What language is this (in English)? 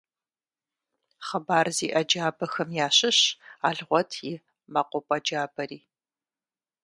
Kabardian